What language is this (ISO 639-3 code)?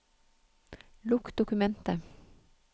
nor